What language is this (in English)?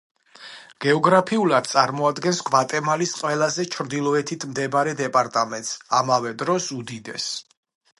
Georgian